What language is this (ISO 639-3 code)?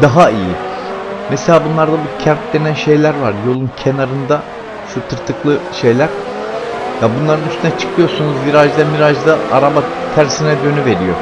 tur